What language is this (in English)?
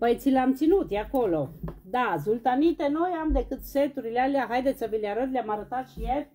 Romanian